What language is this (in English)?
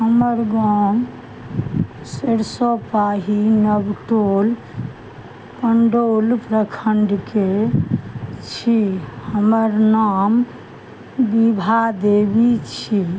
Maithili